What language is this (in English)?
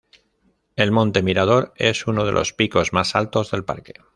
Spanish